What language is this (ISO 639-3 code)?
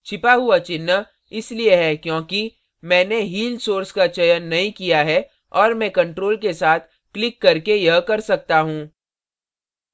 hin